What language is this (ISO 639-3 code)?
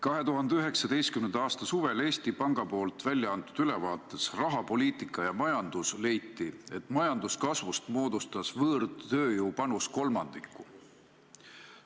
est